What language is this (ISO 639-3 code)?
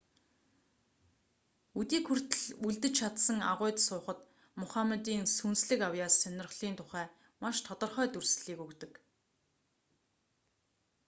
mon